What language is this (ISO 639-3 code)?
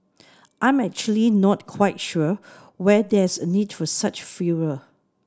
eng